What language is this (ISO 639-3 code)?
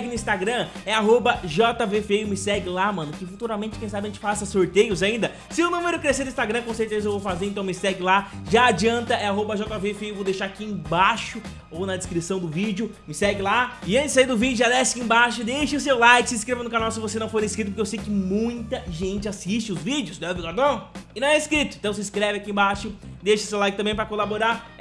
por